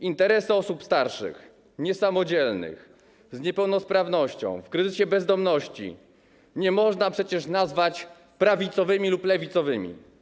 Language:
Polish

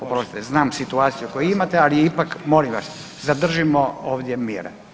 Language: Croatian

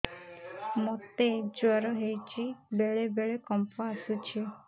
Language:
Odia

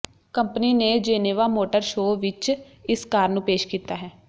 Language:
Punjabi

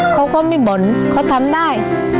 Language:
Thai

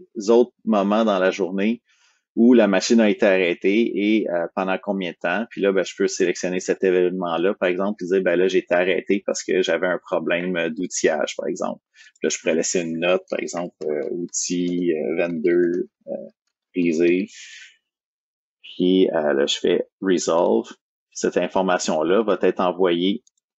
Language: French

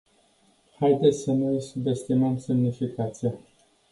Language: Romanian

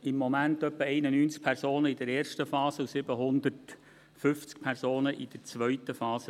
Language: Swiss German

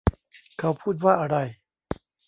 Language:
Thai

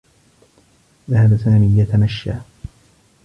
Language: Arabic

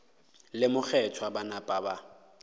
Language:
Northern Sotho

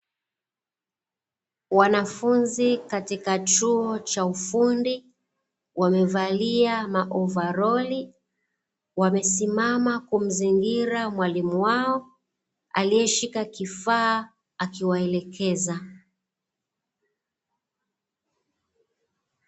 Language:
Swahili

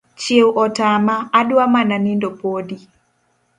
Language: Luo (Kenya and Tanzania)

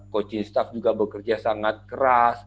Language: Indonesian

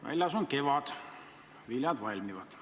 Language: Estonian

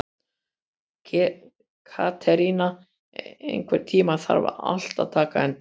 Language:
Icelandic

